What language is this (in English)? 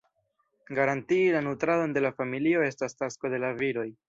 Esperanto